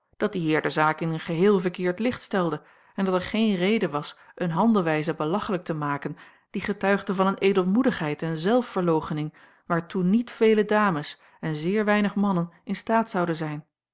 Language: Dutch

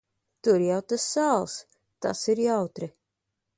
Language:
Latvian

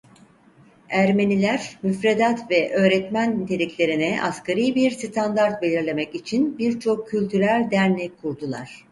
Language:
Turkish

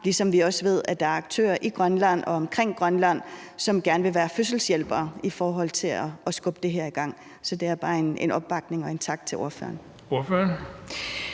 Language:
Danish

